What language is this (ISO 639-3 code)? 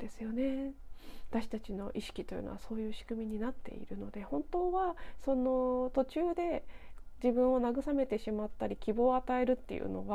jpn